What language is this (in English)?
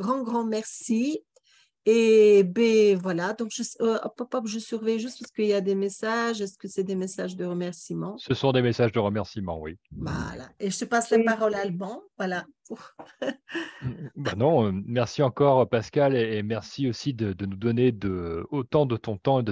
French